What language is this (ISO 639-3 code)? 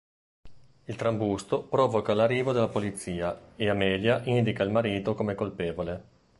ita